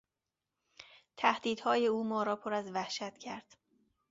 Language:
Persian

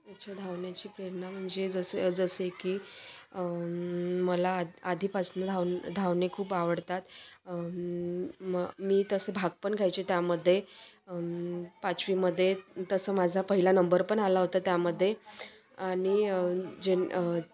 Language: Marathi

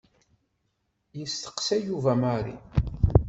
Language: Kabyle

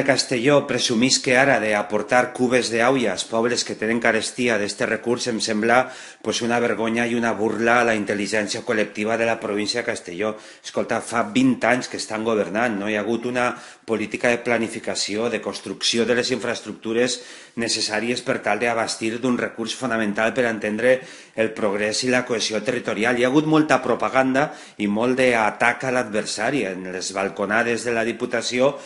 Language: Spanish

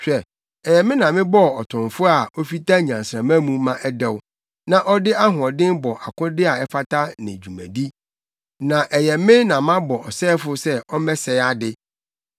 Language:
Akan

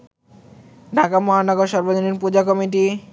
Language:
Bangla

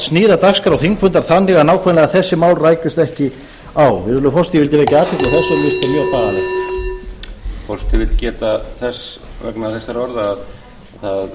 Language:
Icelandic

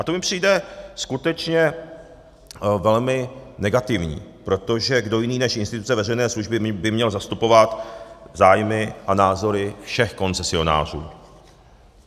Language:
Czech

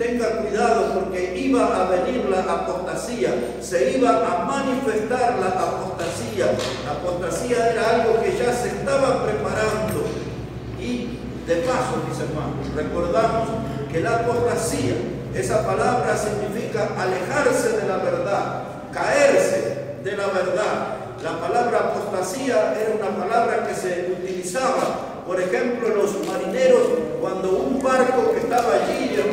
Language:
Spanish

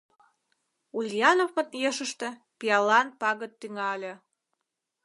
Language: Mari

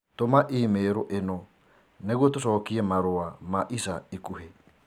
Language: Kikuyu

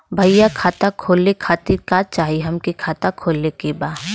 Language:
Bhojpuri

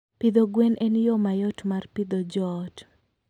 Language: Luo (Kenya and Tanzania)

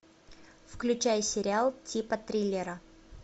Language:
Russian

